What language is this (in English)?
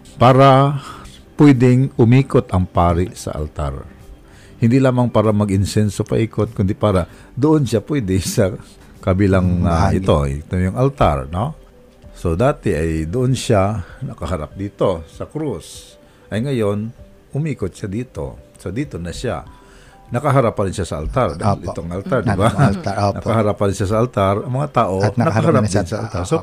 Filipino